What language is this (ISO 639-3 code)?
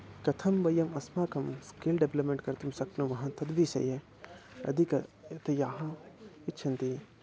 san